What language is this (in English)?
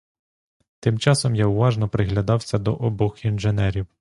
Ukrainian